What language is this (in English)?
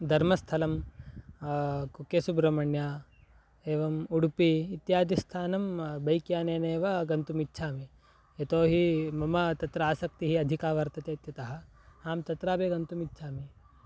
Sanskrit